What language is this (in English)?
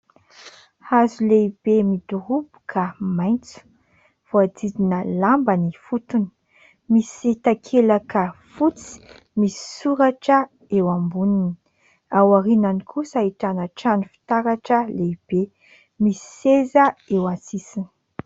Malagasy